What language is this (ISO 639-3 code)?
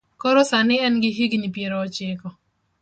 luo